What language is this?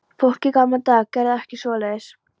Icelandic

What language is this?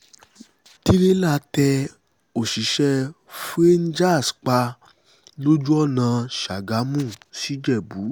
Yoruba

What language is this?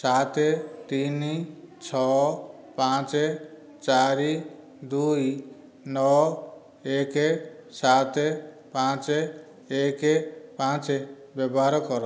Odia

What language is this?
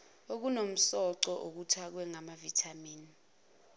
Zulu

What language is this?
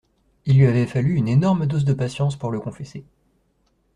French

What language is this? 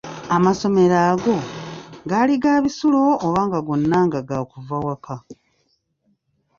Ganda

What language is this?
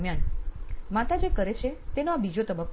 Gujarati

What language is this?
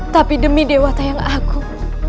Indonesian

